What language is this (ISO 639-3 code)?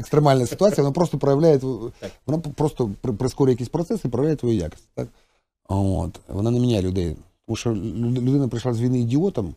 ukr